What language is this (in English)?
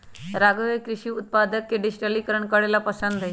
Magahi